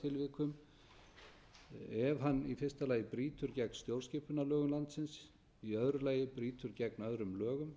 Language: Icelandic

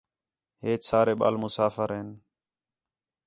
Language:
Khetrani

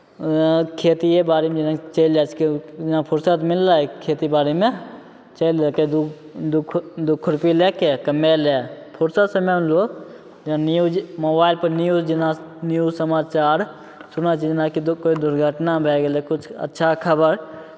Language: Maithili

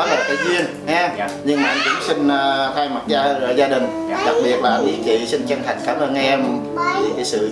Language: Vietnamese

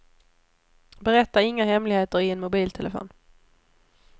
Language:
Swedish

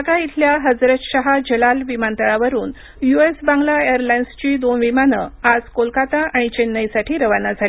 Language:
Marathi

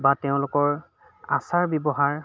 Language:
Assamese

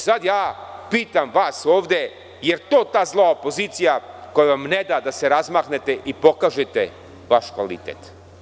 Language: Serbian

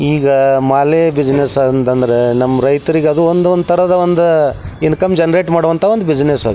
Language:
Kannada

